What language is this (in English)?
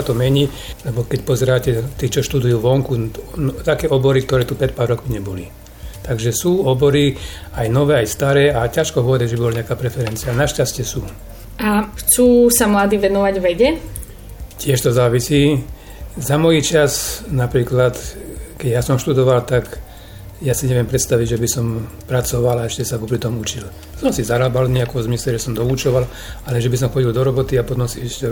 Slovak